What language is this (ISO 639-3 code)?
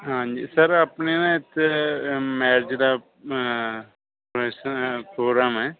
pan